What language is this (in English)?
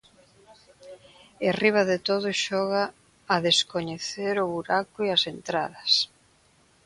Galician